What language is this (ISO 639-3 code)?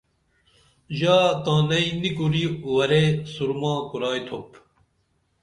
dml